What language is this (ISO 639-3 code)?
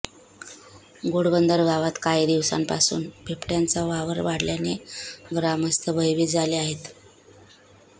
mar